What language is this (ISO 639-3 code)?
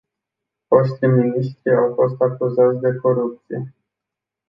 ron